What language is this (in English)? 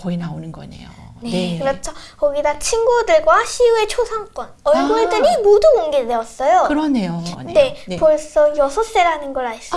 Korean